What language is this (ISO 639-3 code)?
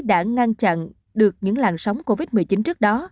vie